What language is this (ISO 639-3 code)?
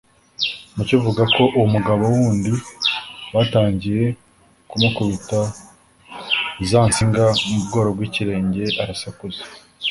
kin